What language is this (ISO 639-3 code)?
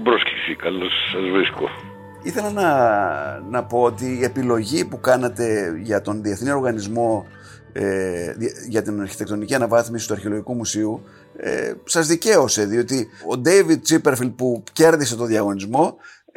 ell